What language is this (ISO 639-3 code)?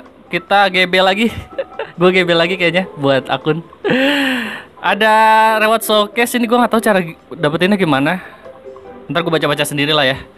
ind